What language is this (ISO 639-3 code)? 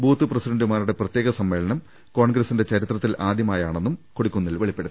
mal